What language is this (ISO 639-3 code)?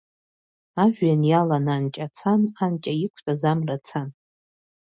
abk